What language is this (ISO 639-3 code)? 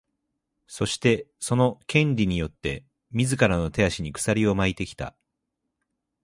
jpn